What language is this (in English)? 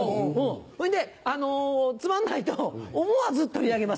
Japanese